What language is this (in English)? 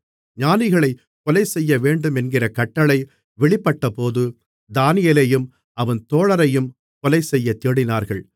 Tamil